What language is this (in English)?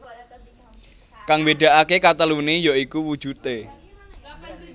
Javanese